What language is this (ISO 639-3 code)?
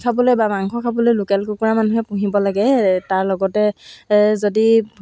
asm